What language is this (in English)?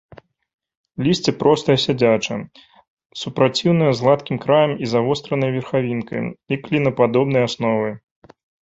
Belarusian